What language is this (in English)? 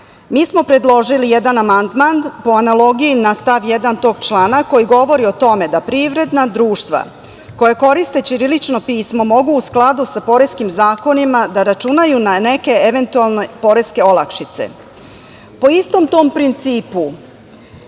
Serbian